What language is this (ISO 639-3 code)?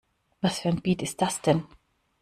deu